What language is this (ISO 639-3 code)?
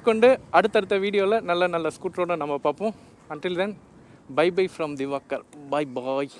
kor